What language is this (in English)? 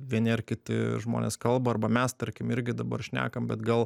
Lithuanian